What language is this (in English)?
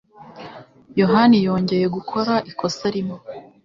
Kinyarwanda